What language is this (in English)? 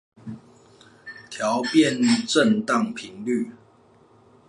Chinese